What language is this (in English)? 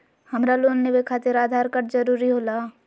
Magahi